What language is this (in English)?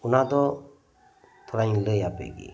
Santali